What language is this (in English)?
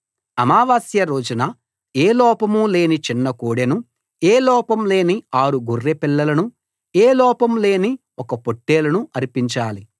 Telugu